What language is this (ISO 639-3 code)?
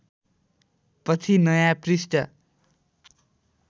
nep